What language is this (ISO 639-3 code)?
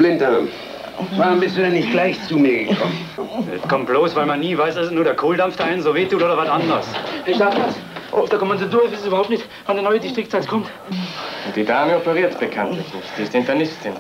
deu